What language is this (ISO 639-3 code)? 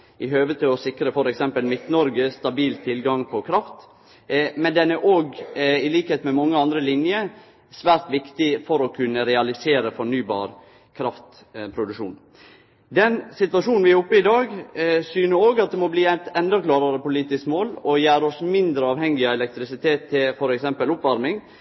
nno